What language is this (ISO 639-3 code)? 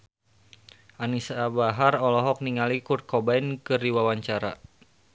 sun